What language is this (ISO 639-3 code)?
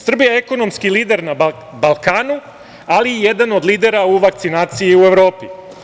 srp